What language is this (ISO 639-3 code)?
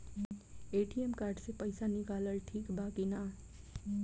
bho